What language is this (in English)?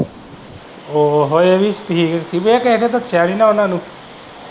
Punjabi